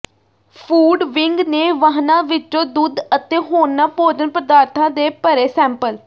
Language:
Punjabi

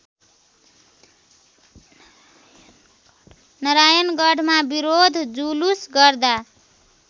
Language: Nepali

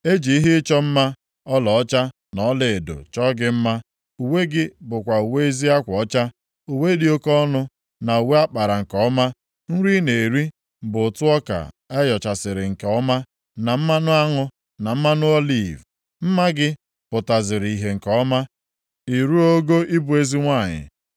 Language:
Igbo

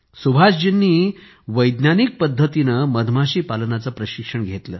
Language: Marathi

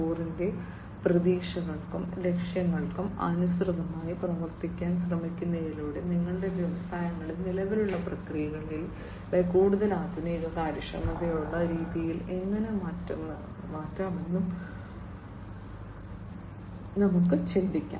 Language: Malayalam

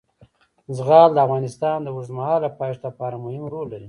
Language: Pashto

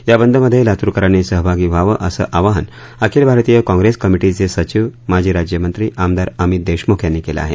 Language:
Marathi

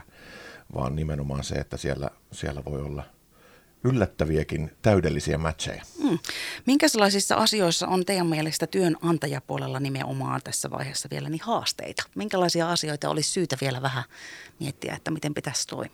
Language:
Finnish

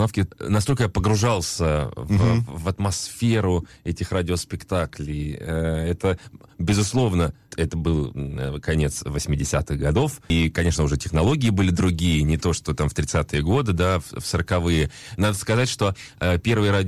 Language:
Russian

